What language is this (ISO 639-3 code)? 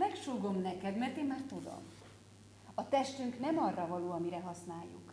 hun